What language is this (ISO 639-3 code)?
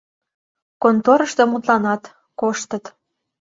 chm